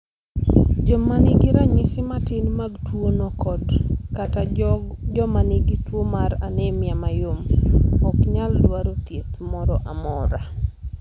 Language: Luo (Kenya and Tanzania)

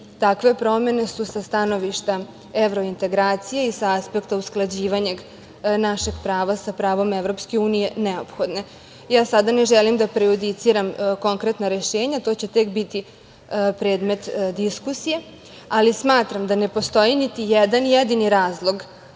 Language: Serbian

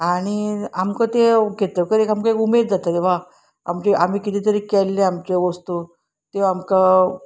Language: Konkani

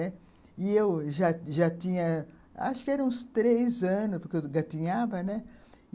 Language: Portuguese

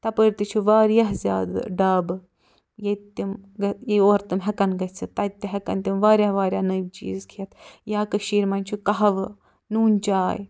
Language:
Kashmiri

